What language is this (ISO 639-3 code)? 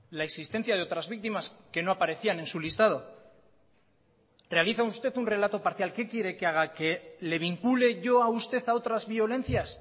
spa